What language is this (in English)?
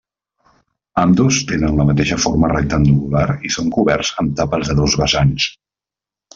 Catalan